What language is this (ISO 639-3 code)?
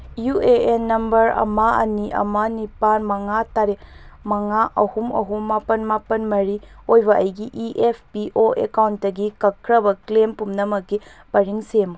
mni